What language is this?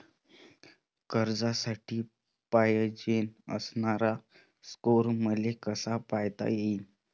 Marathi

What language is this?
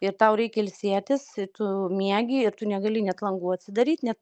Lithuanian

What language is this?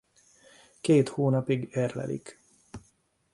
Hungarian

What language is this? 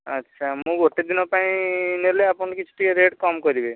Odia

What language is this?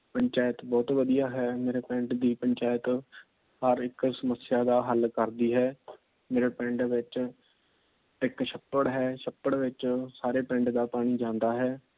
Punjabi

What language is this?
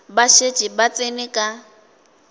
Northern Sotho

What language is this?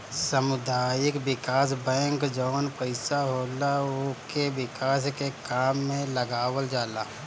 Bhojpuri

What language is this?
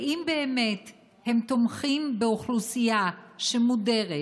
Hebrew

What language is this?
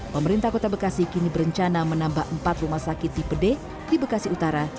Indonesian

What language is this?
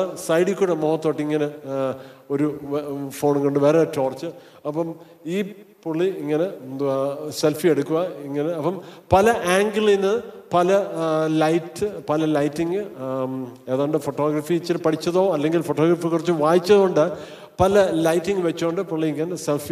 Malayalam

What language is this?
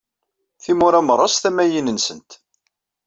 Kabyle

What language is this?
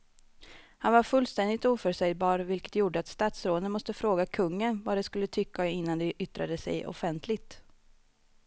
Swedish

